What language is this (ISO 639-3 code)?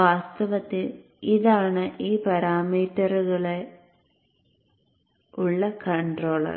mal